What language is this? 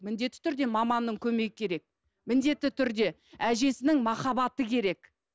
Kazakh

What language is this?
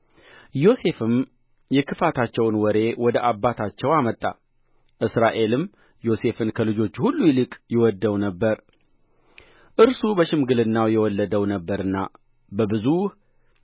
Amharic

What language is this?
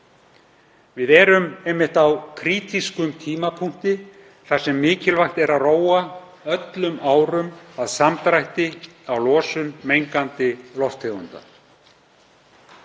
Icelandic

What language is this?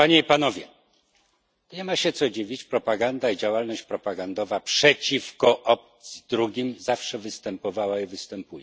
Polish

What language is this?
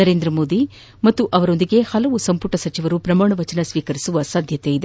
Kannada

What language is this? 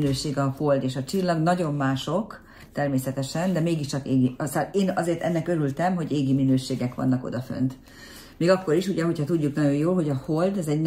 Hungarian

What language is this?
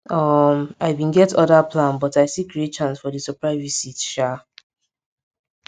Nigerian Pidgin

